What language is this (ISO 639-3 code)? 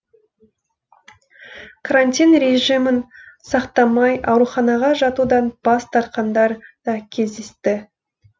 kaz